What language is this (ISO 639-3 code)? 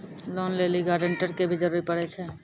mai